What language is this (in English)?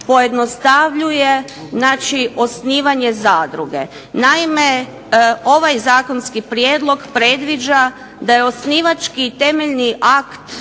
Croatian